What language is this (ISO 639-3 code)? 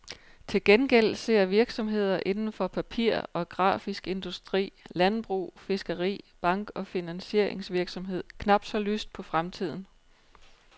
dan